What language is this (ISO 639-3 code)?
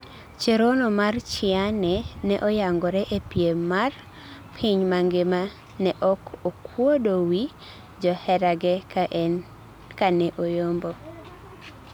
luo